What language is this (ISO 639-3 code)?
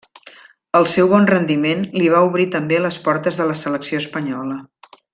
cat